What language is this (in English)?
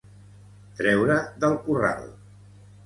Catalan